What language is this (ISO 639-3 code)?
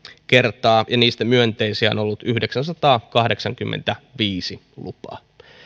fin